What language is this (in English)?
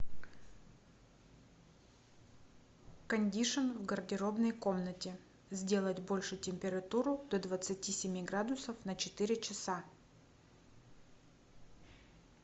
Russian